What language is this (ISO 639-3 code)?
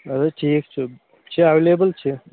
kas